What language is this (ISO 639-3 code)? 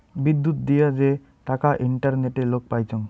ben